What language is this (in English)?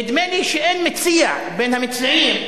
Hebrew